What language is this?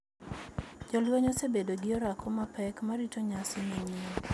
Luo (Kenya and Tanzania)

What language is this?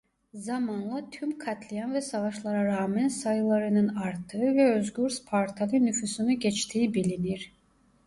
Turkish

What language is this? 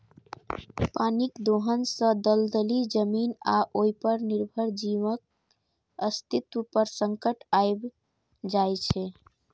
Maithili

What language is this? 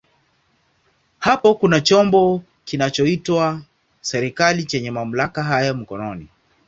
Swahili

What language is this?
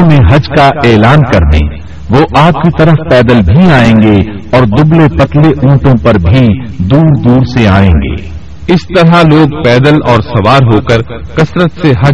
Urdu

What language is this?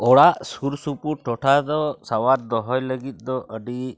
Santali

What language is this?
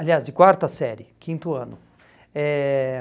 Portuguese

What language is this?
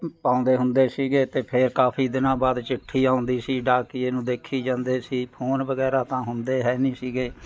Punjabi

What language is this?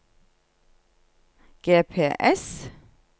Norwegian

